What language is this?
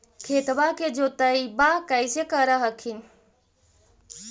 Magahi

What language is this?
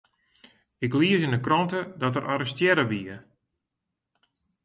Western Frisian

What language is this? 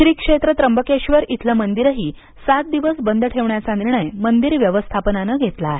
Marathi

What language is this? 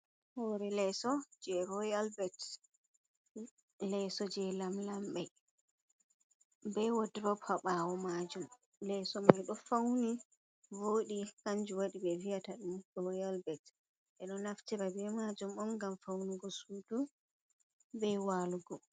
Fula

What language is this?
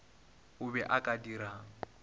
Northern Sotho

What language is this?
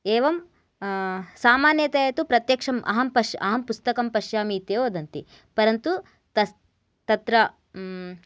Sanskrit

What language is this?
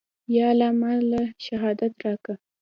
Pashto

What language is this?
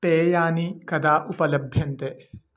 Sanskrit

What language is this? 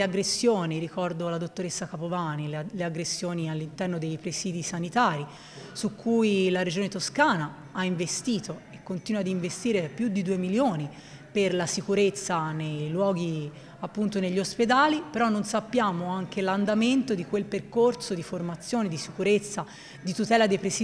Italian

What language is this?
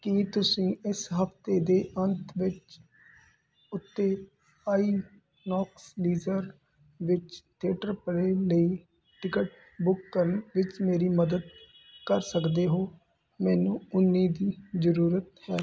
Punjabi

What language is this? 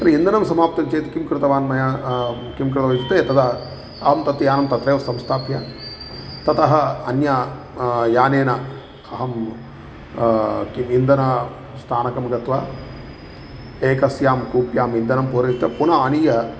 Sanskrit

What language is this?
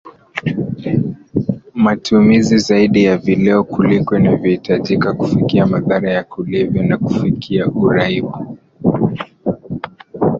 Swahili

